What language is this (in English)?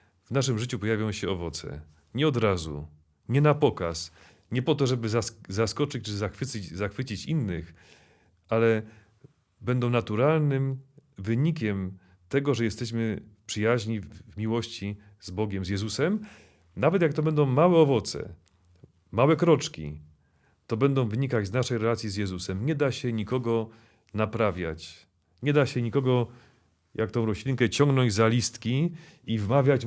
Polish